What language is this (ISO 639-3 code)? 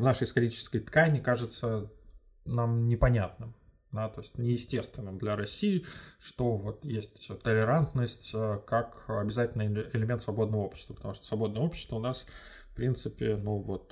rus